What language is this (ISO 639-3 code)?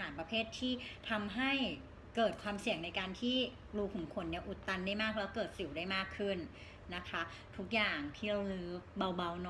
tha